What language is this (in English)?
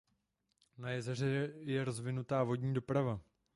Czech